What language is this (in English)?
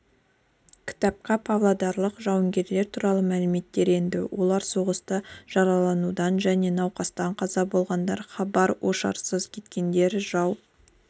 Kazakh